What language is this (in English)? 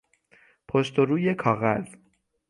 Persian